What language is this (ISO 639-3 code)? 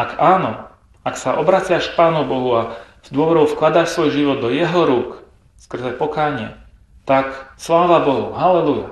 slk